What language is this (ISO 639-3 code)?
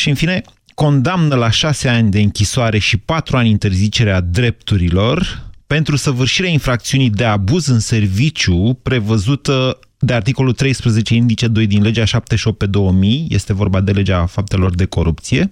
ron